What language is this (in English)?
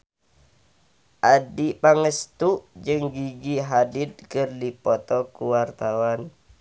Sundanese